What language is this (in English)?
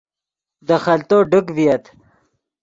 Yidgha